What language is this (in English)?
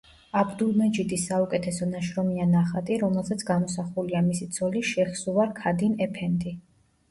Georgian